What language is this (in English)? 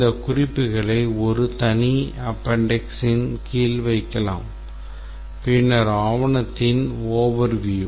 Tamil